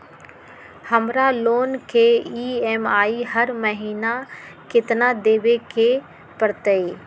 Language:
Magahi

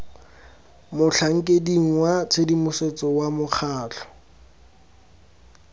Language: Tswana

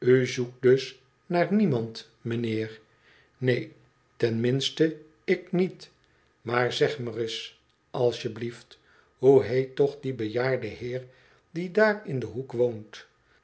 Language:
Dutch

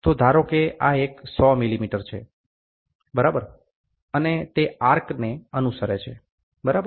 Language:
Gujarati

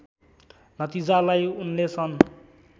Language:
Nepali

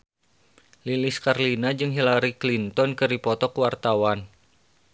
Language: Sundanese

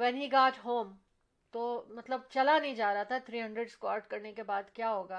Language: Urdu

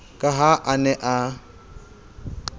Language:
Southern Sotho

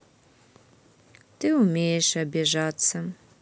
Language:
Russian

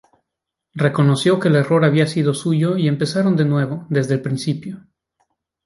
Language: Spanish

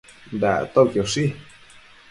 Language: Matsés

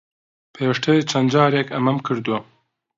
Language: Central Kurdish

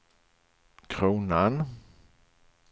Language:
Swedish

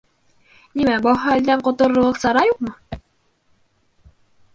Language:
Bashkir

